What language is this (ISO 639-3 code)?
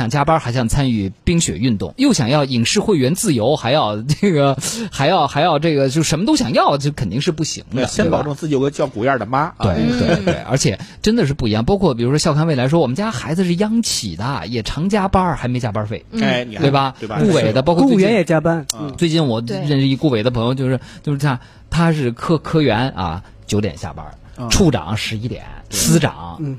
zho